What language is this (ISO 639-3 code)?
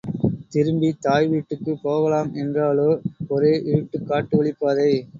tam